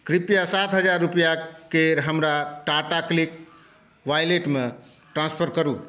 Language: Maithili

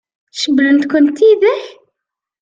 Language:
Kabyle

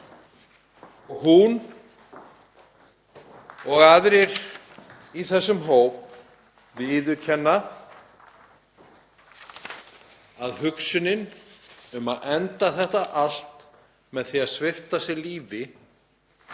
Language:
Icelandic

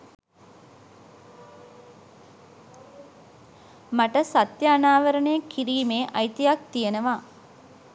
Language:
Sinhala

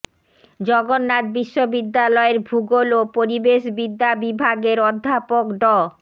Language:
Bangla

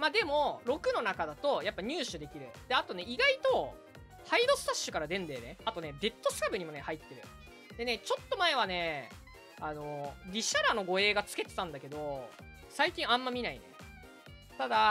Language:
Japanese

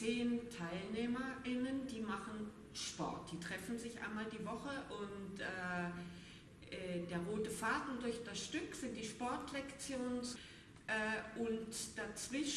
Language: German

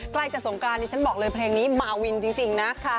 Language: Thai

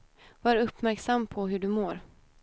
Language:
Swedish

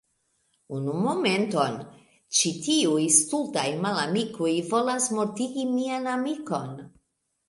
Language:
Esperanto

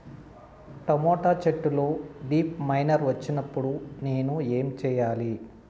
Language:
Telugu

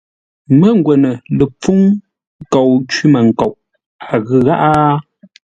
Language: Ngombale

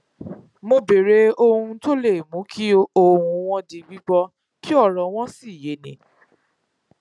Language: Yoruba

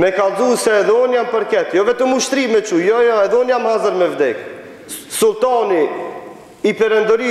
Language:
Romanian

